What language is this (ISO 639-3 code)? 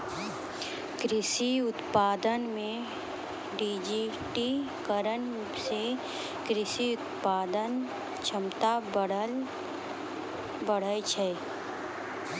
mai